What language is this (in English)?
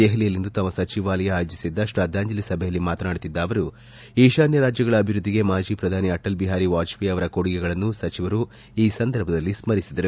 Kannada